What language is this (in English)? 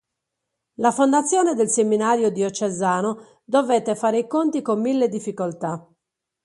Italian